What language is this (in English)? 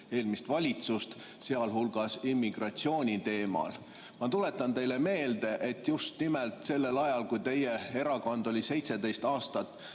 Estonian